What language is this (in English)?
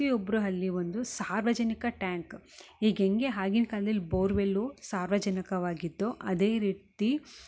Kannada